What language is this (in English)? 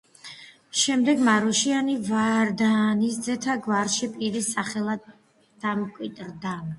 Georgian